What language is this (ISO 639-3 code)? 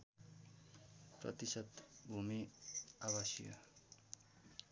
nep